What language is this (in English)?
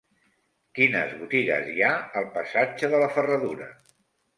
Catalan